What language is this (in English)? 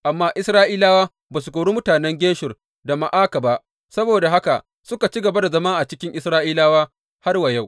Hausa